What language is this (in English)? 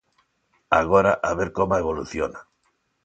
Galician